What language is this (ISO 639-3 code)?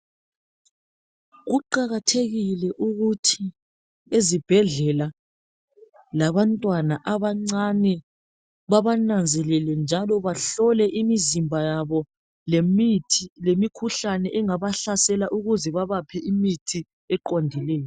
nde